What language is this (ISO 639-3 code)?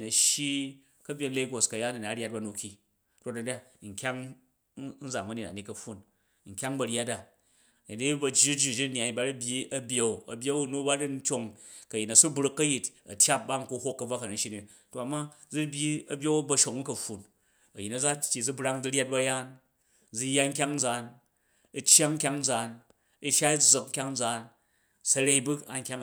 kaj